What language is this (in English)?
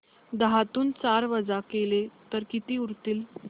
Marathi